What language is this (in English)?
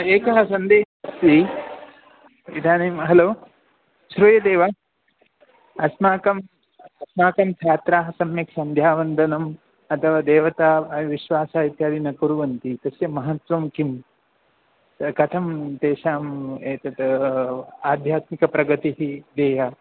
Sanskrit